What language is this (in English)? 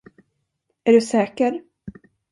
Swedish